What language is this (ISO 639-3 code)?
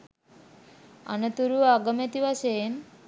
sin